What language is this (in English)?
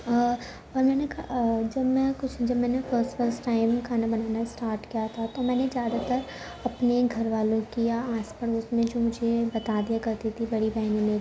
Urdu